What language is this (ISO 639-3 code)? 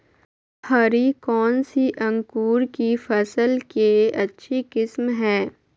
mag